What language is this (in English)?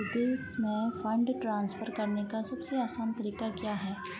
Hindi